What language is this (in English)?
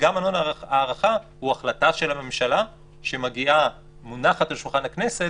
Hebrew